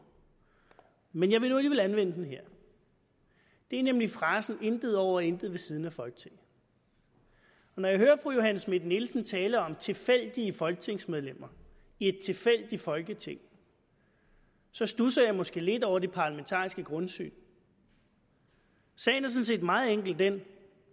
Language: Danish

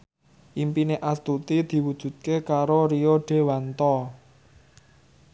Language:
Javanese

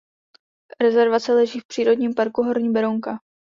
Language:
Czech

